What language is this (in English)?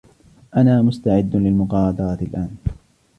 Arabic